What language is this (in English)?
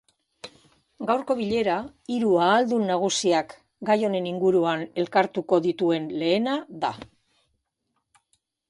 Basque